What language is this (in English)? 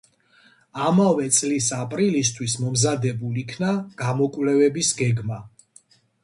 Georgian